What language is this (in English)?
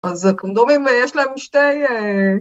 Hebrew